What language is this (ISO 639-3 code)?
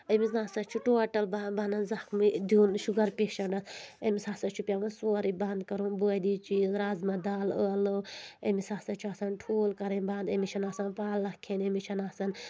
kas